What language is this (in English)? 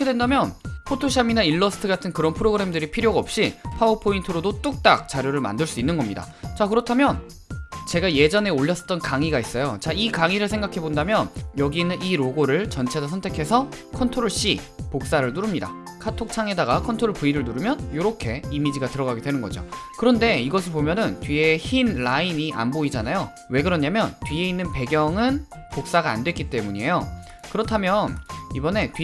Korean